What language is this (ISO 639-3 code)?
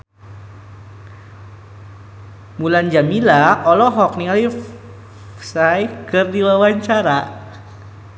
sun